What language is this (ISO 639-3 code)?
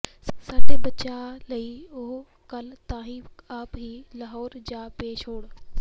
pan